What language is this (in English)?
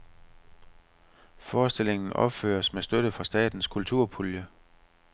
Danish